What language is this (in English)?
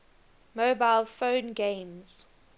English